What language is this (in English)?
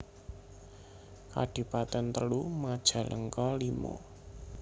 Javanese